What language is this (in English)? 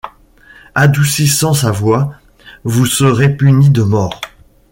French